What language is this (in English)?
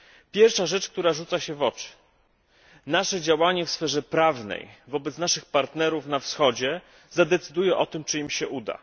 Polish